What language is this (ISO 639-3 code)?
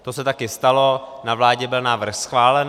ces